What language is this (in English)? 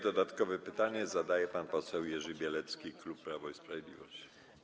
Polish